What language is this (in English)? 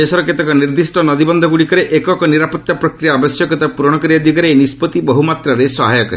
Odia